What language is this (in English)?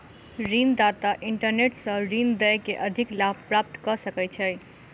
Maithili